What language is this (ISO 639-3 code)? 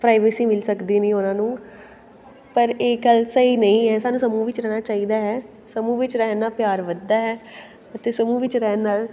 pan